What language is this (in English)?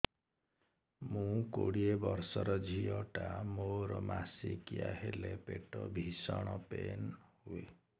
Odia